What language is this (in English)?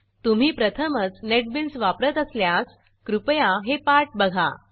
Marathi